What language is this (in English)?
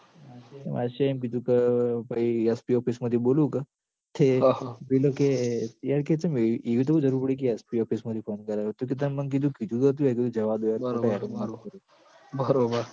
Gujarati